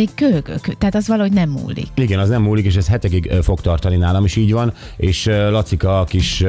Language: Hungarian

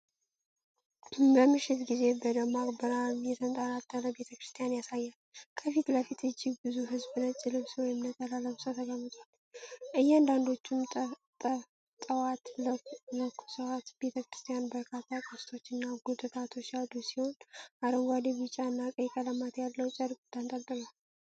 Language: Amharic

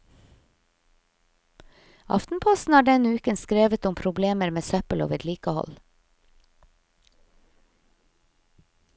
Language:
Norwegian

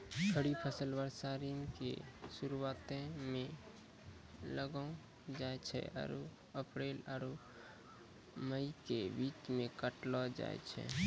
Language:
Maithili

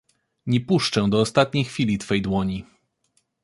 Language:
Polish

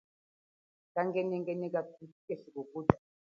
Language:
Chokwe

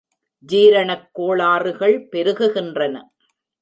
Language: Tamil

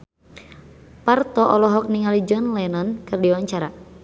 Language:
Sundanese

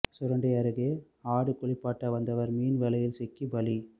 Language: Tamil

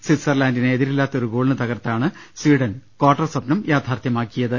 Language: Malayalam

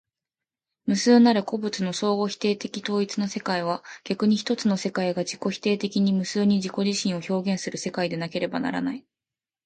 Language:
Japanese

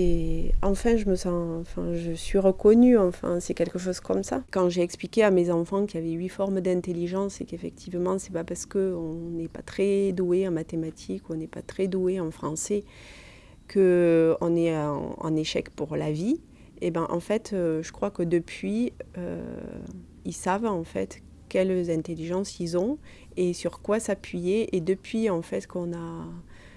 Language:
French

